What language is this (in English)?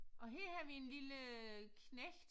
Danish